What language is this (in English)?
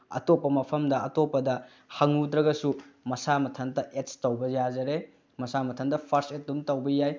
Manipuri